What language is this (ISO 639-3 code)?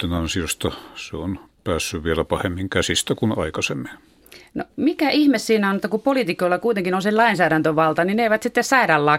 fin